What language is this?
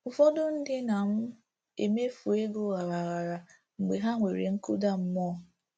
Igbo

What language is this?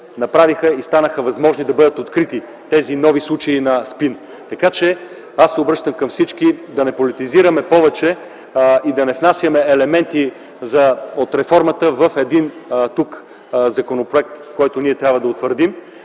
Bulgarian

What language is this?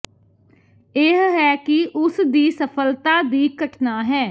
Punjabi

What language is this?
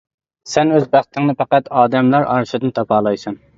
Uyghur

